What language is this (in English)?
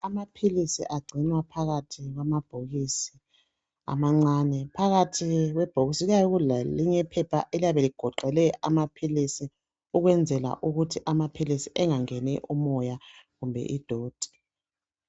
North Ndebele